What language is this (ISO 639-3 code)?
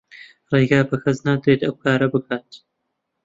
ckb